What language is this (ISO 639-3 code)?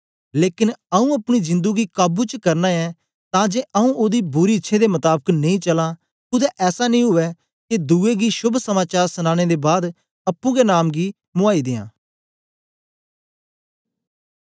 doi